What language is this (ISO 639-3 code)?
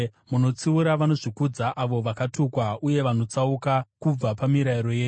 sna